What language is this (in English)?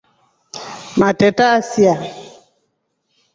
Rombo